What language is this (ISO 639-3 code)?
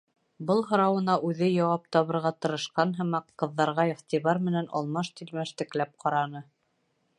bak